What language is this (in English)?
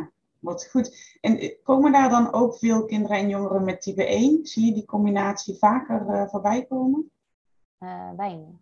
Dutch